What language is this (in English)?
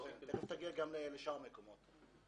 Hebrew